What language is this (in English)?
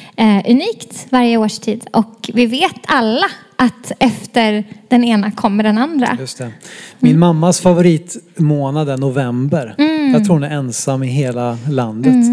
Swedish